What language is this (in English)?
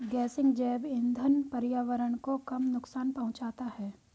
Hindi